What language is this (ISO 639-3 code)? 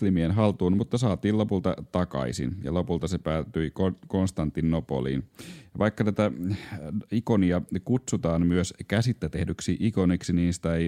fin